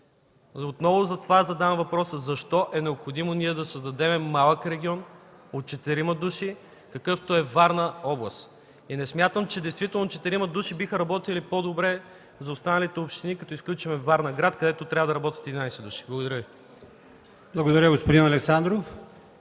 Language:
Bulgarian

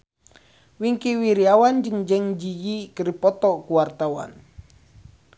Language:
Sundanese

